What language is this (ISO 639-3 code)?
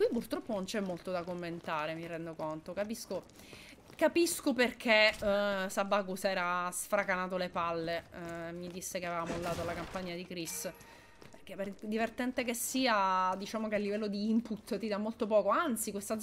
ita